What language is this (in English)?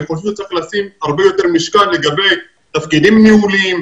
Hebrew